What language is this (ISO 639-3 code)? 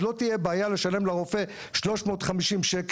heb